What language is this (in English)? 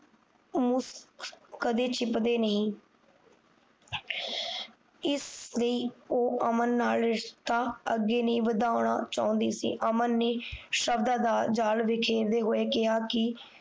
Punjabi